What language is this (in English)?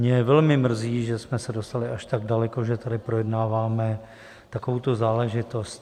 Czech